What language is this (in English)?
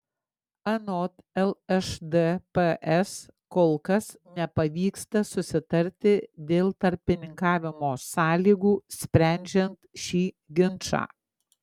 Lithuanian